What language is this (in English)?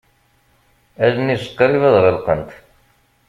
Kabyle